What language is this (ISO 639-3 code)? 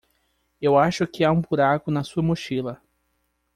por